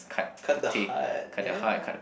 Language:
English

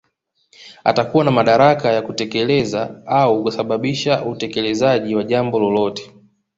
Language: Swahili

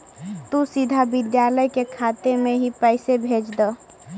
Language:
Magahi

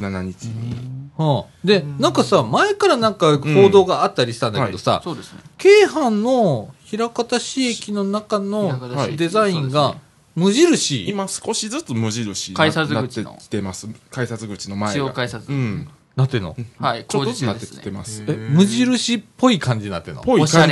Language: Japanese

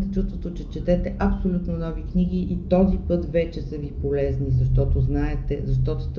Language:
Bulgarian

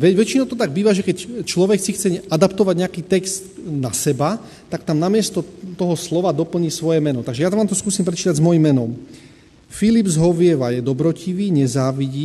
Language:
Slovak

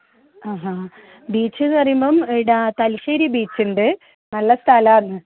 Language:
Malayalam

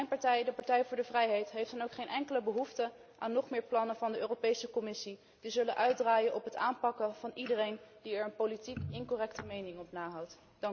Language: Dutch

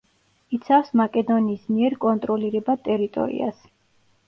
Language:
Georgian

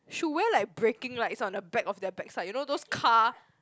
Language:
English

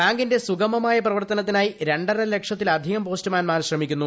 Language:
Malayalam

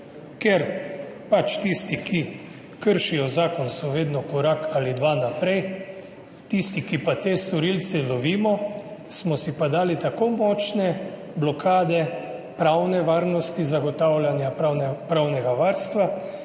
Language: Slovenian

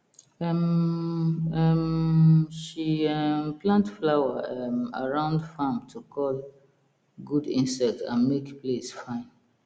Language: Nigerian Pidgin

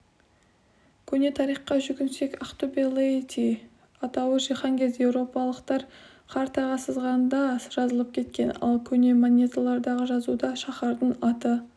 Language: Kazakh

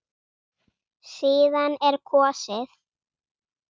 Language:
Icelandic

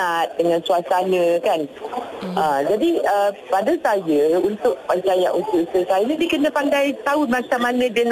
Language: Malay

